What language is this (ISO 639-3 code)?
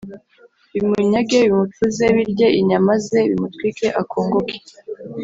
kin